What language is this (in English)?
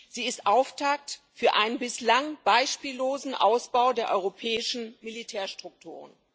German